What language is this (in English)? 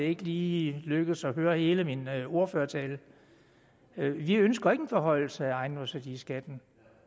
Danish